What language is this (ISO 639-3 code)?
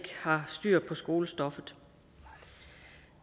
dan